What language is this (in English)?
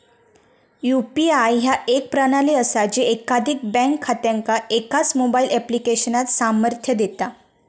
Marathi